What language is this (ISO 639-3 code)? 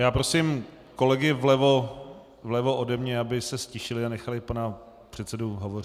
ces